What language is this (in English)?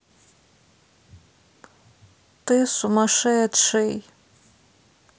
Russian